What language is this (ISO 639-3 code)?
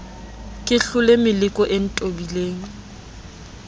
sot